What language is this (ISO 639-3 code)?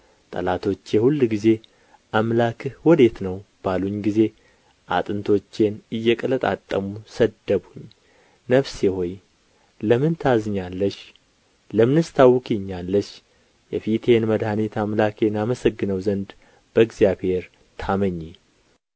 amh